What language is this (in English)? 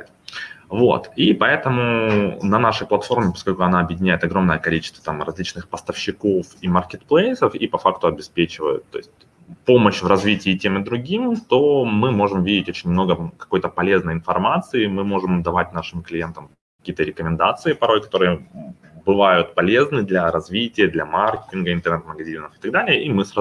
Russian